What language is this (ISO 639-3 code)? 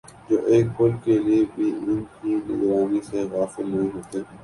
urd